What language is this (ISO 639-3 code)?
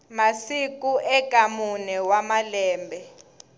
tso